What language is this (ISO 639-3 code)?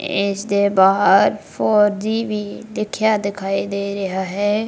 pan